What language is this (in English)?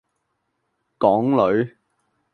Cantonese